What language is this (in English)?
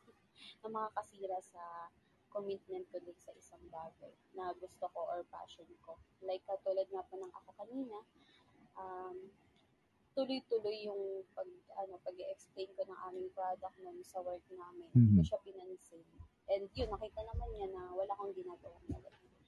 Filipino